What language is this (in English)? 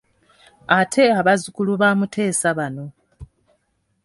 Ganda